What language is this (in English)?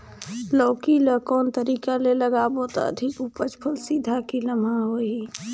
Chhattisgarhi